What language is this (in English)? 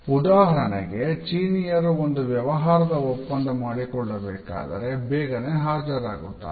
Kannada